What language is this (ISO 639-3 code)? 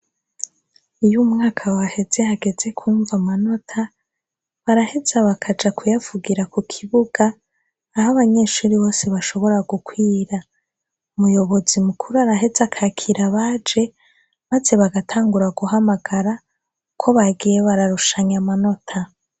run